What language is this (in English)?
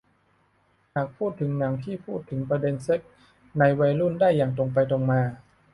Thai